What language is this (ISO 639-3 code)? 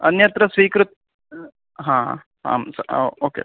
san